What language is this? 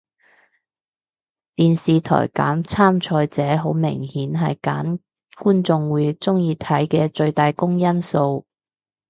Cantonese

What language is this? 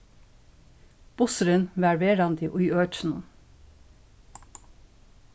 Faroese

